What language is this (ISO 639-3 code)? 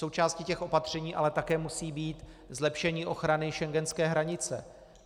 ces